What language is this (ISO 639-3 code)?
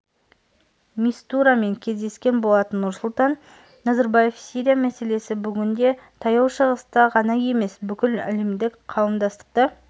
kaz